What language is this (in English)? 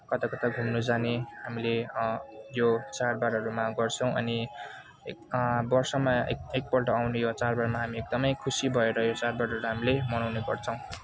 Nepali